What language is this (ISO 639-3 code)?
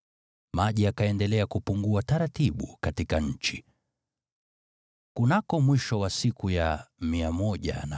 swa